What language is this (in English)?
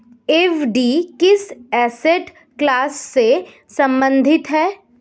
Hindi